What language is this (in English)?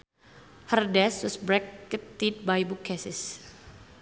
Sundanese